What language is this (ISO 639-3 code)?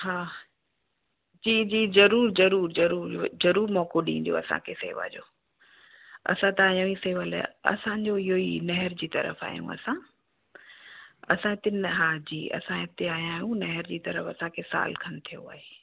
snd